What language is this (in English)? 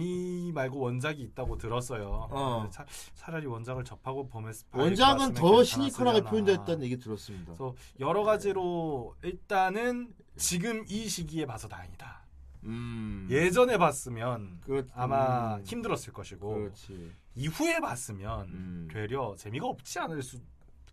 Korean